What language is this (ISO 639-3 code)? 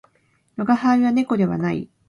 jpn